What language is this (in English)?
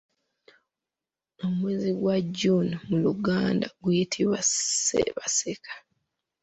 Ganda